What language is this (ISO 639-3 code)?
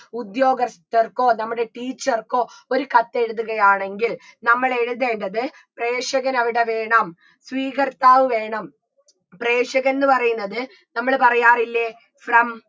mal